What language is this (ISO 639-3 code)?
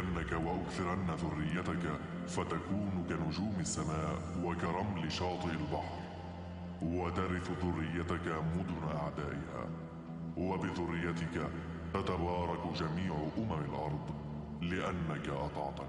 ara